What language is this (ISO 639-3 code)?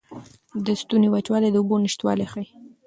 pus